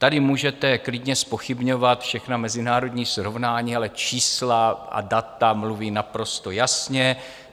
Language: Czech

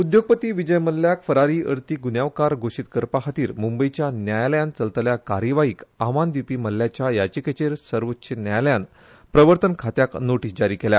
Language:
Konkani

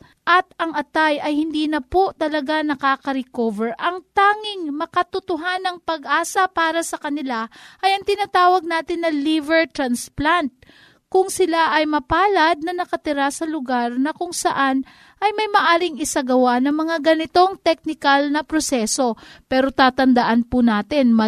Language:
Filipino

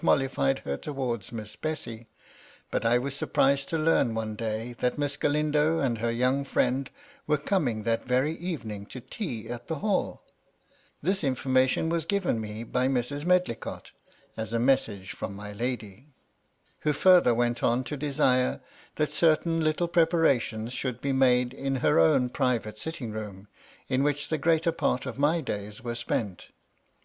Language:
English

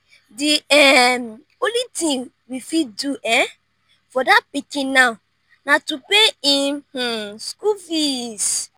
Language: Nigerian Pidgin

